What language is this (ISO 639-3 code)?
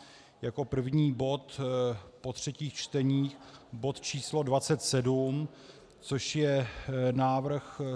ces